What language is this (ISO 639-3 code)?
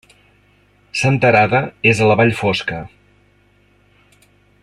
cat